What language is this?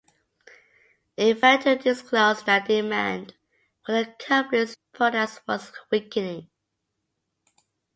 English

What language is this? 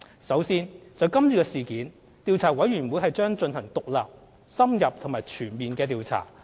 Cantonese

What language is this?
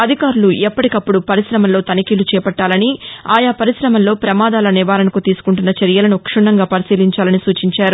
Telugu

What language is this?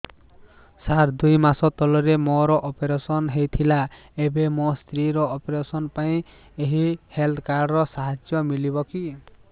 Odia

